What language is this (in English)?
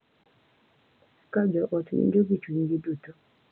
Luo (Kenya and Tanzania)